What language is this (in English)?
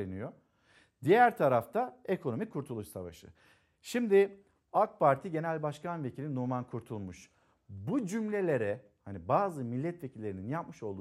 Turkish